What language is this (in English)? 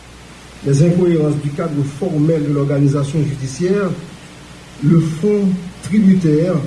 French